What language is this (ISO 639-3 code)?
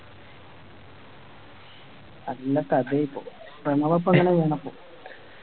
mal